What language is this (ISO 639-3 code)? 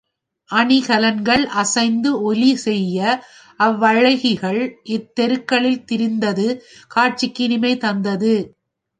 tam